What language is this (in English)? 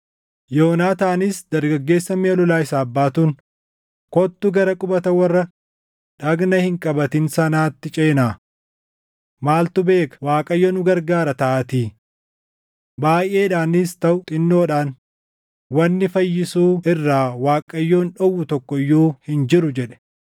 Oromo